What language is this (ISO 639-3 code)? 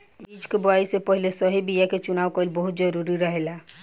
bho